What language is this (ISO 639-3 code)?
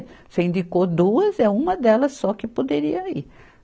por